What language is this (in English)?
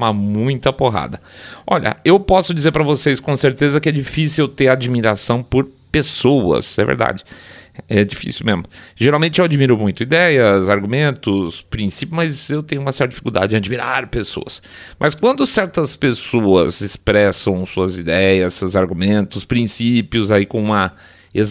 Portuguese